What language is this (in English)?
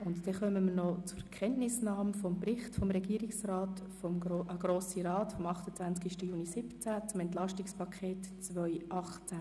Swiss German